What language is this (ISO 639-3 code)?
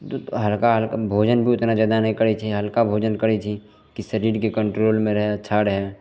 mai